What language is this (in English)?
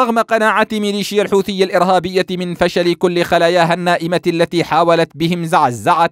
Arabic